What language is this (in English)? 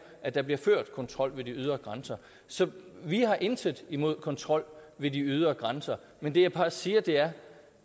Danish